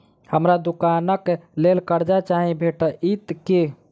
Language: Maithili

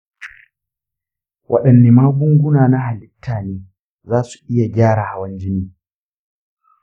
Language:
Hausa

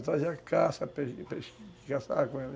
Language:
Portuguese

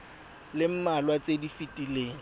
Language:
Tswana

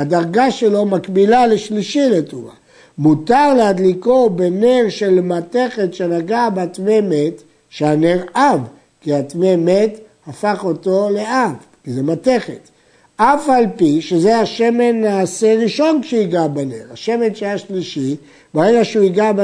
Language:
Hebrew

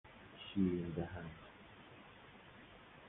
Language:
Persian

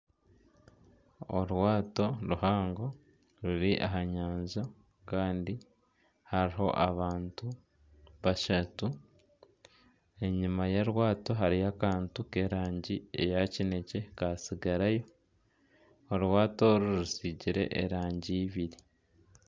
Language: Nyankole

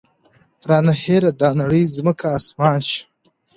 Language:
Pashto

